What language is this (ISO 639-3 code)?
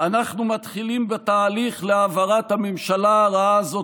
heb